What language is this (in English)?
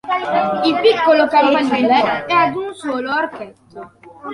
Italian